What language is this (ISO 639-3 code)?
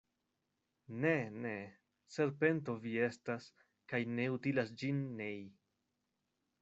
epo